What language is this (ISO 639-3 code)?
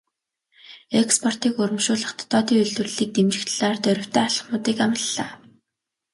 mon